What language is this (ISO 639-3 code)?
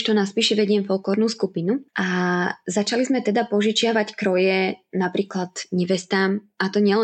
slk